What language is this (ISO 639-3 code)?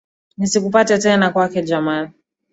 swa